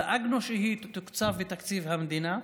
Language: Hebrew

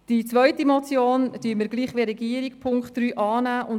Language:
Swiss German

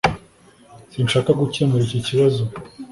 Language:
Kinyarwanda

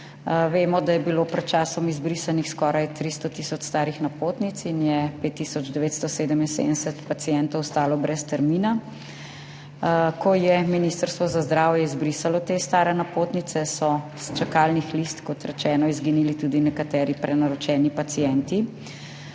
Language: Slovenian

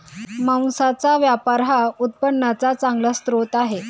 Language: Marathi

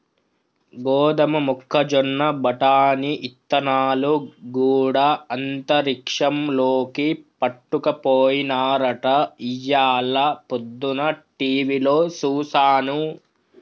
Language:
Telugu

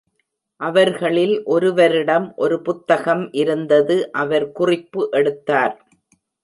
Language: Tamil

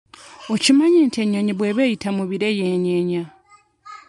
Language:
Ganda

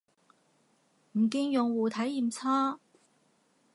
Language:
Cantonese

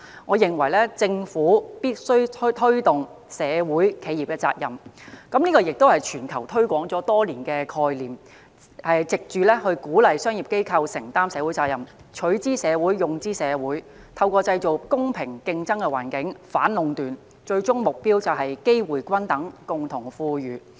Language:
Cantonese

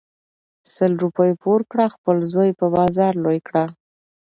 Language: Pashto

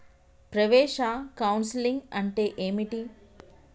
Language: Telugu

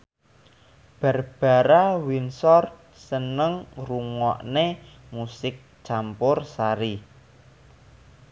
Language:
Javanese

